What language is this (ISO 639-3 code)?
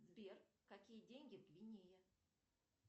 rus